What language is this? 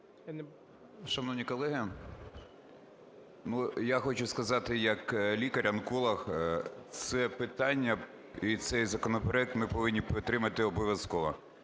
Ukrainian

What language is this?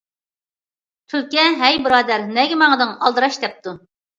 Uyghur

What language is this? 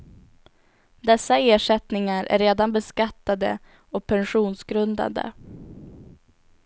Swedish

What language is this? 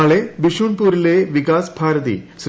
Malayalam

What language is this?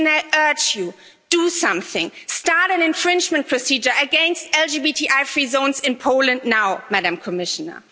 English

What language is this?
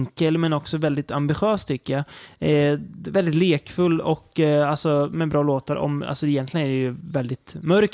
Swedish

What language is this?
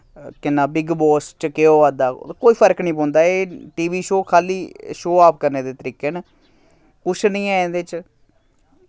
Dogri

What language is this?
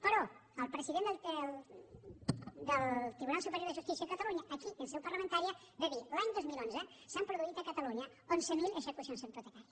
Catalan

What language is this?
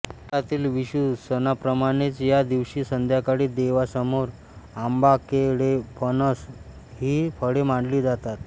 Marathi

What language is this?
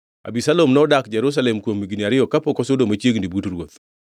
Luo (Kenya and Tanzania)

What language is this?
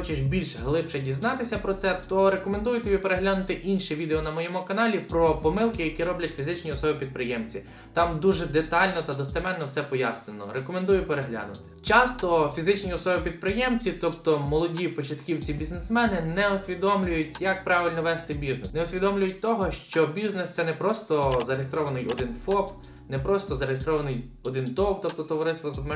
Ukrainian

